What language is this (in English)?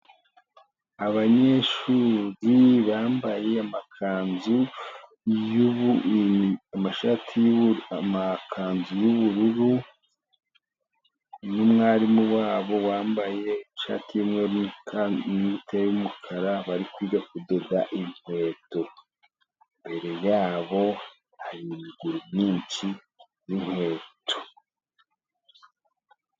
Kinyarwanda